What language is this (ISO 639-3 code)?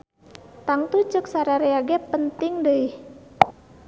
sun